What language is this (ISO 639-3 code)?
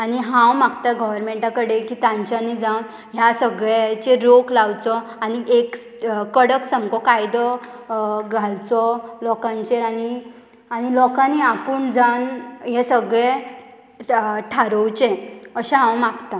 kok